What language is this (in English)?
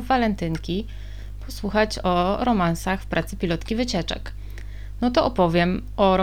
Polish